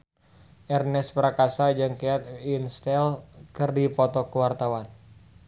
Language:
Sundanese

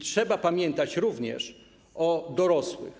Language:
Polish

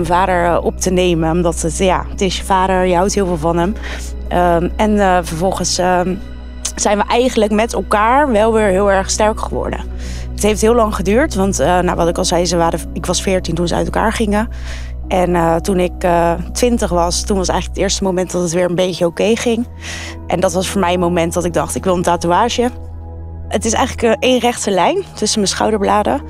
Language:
Dutch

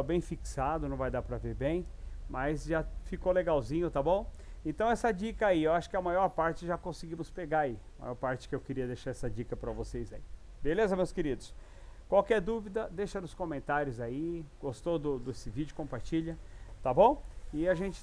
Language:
Portuguese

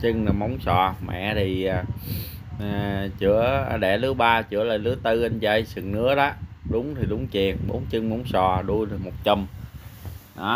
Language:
Vietnamese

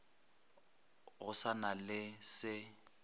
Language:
Northern Sotho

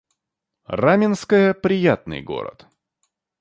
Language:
Russian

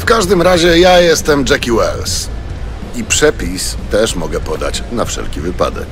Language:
Polish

